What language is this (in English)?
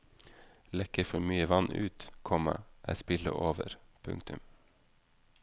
Norwegian